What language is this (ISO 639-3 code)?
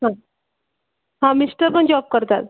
mar